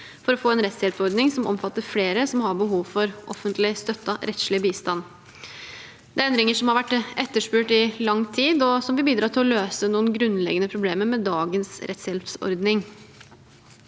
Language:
Norwegian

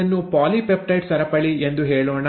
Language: Kannada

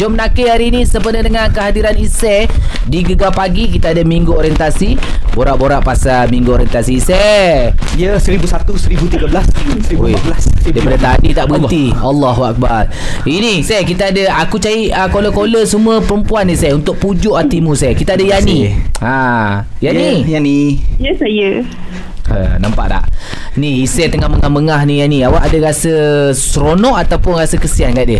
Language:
Malay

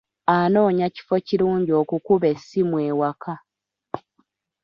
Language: Ganda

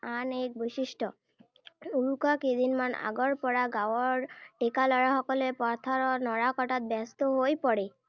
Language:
Assamese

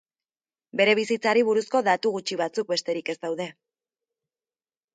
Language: Basque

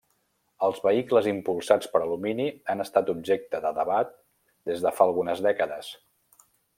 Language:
Catalan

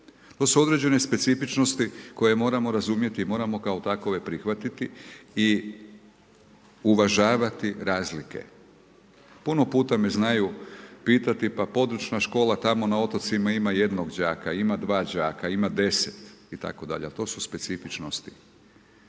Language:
Croatian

